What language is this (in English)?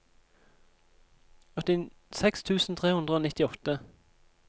Norwegian